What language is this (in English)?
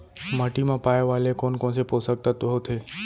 Chhattisgarhi